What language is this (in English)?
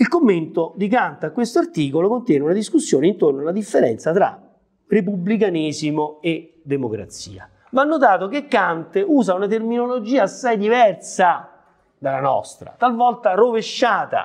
Italian